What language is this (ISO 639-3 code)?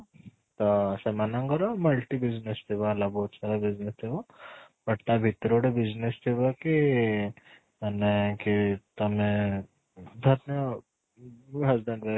ori